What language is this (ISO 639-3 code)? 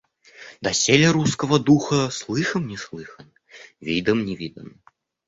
rus